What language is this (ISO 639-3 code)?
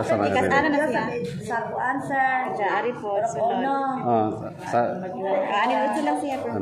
ind